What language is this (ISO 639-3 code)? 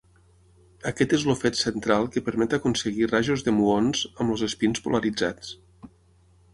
cat